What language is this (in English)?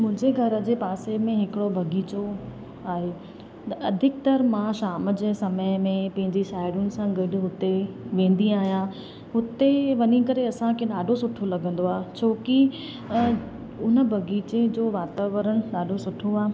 Sindhi